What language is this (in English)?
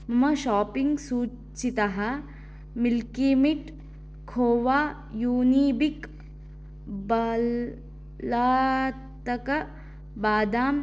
Sanskrit